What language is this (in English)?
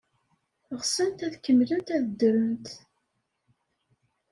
Kabyle